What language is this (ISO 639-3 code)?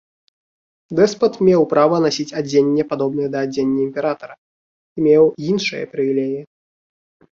bel